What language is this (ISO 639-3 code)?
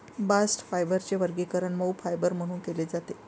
mar